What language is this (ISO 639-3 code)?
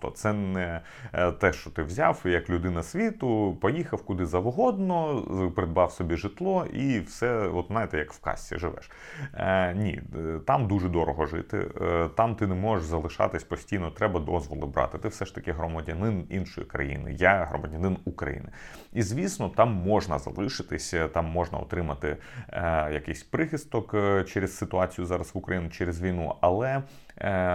ukr